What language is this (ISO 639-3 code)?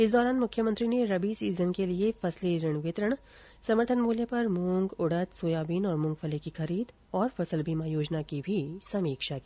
hin